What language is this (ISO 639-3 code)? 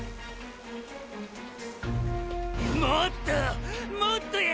jpn